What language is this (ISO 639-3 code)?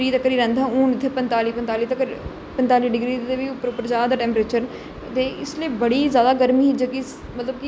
doi